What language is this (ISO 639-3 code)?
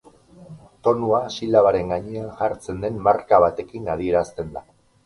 eus